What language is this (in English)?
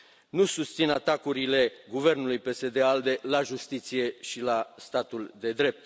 Romanian